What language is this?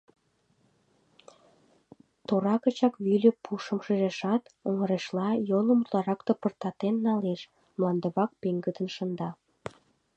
Mari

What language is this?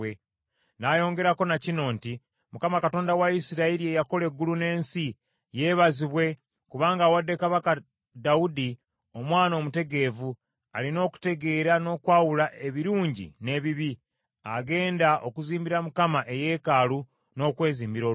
Ganda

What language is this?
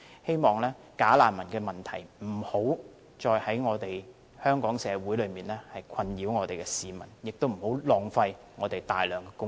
Cantonese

